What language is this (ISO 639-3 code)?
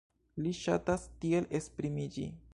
epo